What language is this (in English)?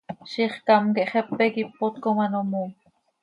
Seri